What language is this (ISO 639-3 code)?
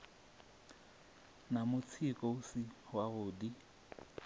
ven